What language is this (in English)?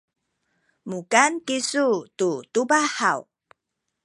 Sakizaya